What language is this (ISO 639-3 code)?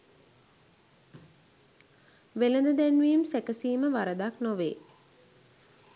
sin